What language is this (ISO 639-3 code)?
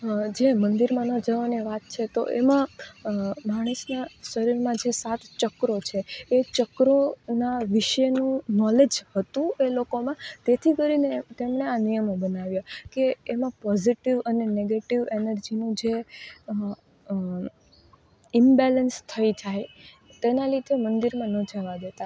guj